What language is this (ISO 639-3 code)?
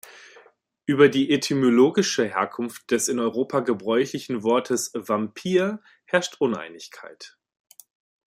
deu